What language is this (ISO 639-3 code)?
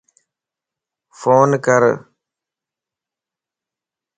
lss